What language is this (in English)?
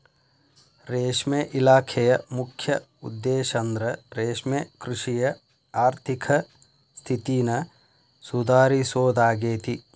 Kannada